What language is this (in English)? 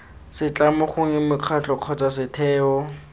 Tswana